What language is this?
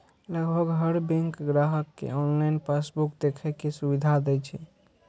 Maithili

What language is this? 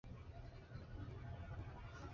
Chinese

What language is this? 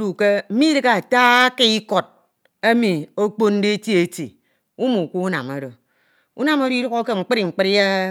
Ito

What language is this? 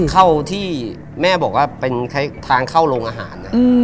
Thai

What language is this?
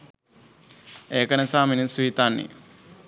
Sinhala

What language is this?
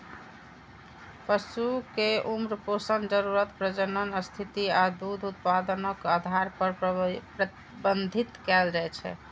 Maithili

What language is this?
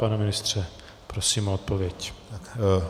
Czech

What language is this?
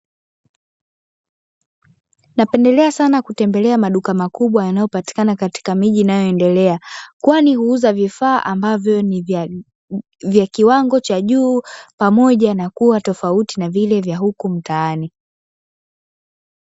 Swahili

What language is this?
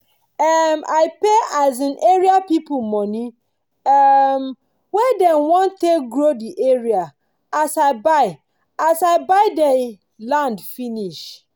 Nigerian Pidgin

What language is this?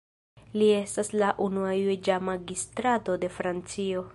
Esperanto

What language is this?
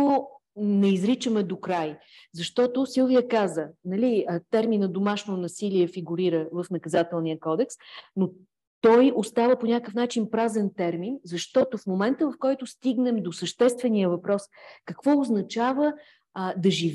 Bulgarian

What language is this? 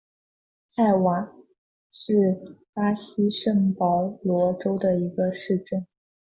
Chinese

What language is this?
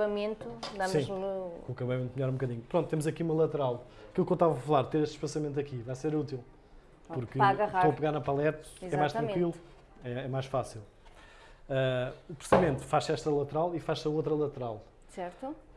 Portuguese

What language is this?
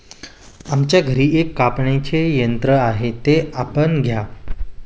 Marathi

